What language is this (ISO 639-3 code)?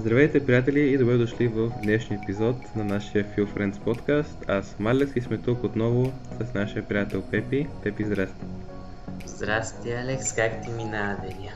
bul